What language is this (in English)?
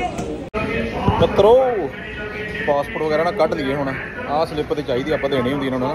Punjabi